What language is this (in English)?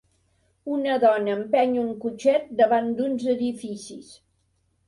Catalan